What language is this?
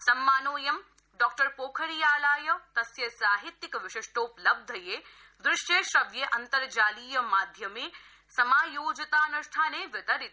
Sanskrit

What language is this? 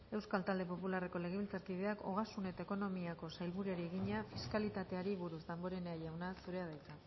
Basque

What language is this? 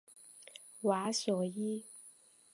Chinese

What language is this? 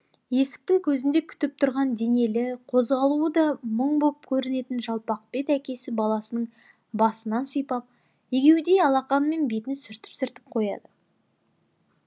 Kazakh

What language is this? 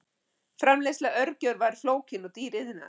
Icelandic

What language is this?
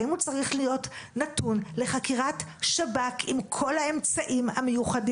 Hebrew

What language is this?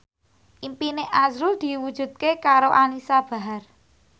Javanese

